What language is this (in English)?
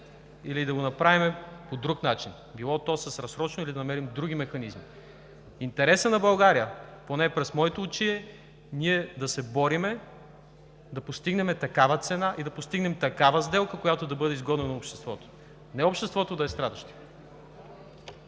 Bulgarian